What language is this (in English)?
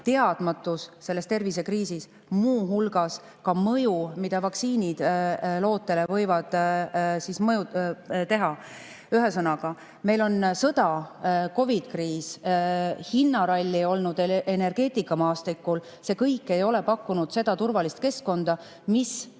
Estonian